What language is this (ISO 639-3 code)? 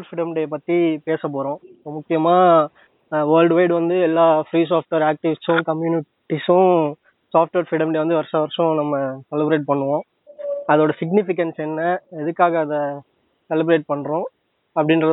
tam